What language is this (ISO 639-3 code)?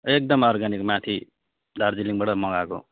nep